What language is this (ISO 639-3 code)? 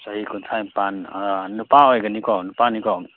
mni